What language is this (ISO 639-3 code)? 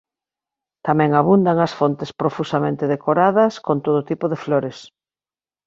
glg